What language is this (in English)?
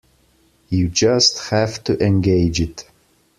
English